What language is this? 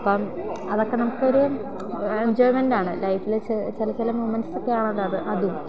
Malayalam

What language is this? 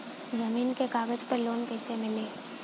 Bhojpuri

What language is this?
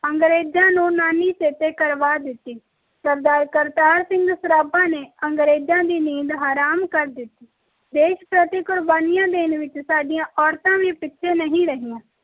Punjabi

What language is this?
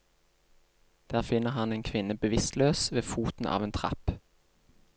Norwegian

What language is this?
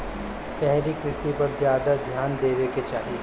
Bhojpuri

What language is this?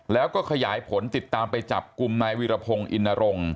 Thai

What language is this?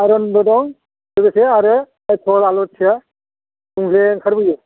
Bodo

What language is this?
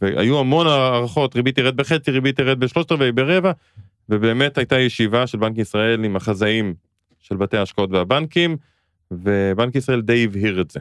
Hebrew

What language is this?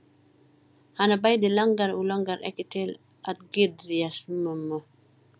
Icelandic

